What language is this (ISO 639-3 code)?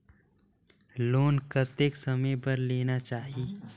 hne